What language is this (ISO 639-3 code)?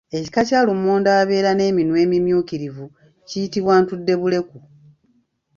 lug